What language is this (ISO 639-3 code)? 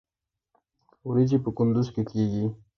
pus